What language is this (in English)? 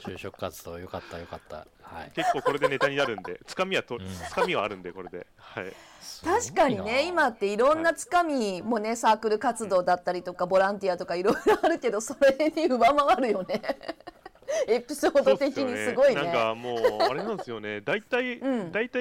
Japanese